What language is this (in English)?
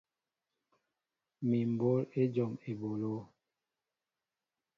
Mbo (Cameroon)